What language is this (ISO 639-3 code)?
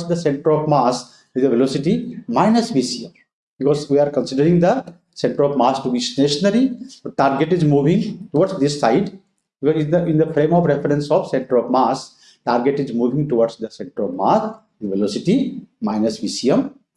eng